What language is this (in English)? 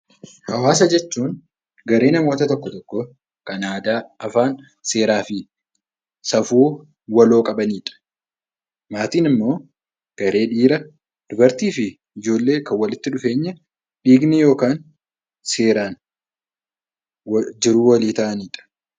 Oromo